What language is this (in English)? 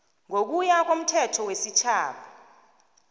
South Ndebele